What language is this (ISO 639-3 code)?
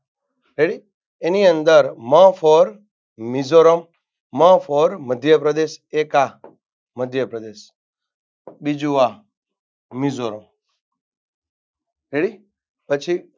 guj